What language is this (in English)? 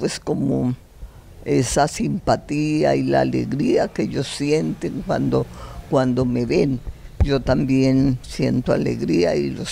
Spanish